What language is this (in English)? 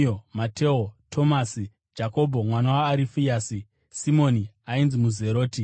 Shona